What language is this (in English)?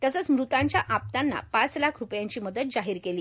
Marathi